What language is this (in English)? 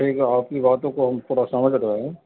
Urdu